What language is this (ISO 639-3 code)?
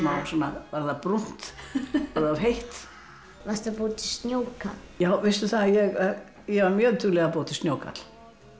isl